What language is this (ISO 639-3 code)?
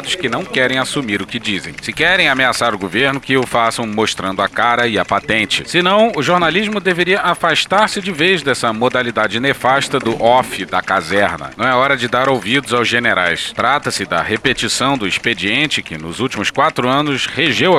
por